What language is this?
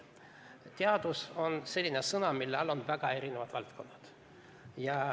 Estonian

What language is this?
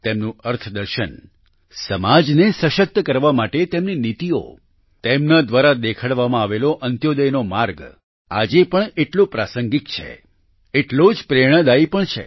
Gujarati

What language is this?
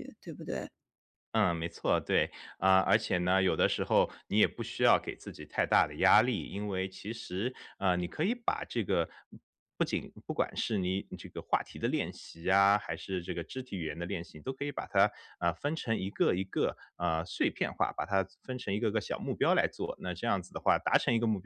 Chinese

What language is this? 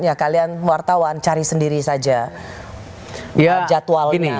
Indonesian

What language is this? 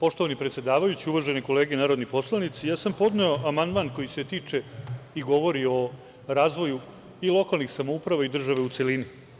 Serbian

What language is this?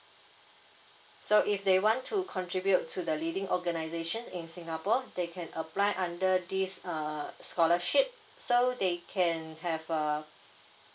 English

